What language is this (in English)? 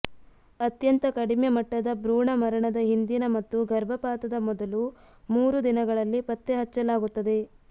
Kannada